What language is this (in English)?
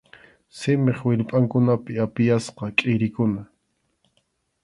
Arequipa-La Unión Quechua